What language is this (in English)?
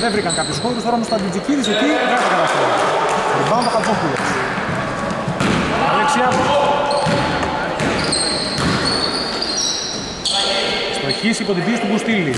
Greek